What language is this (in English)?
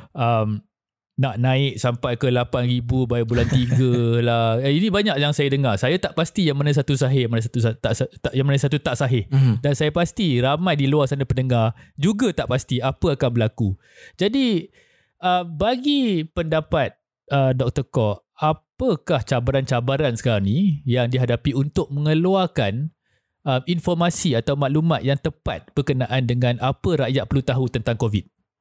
Malay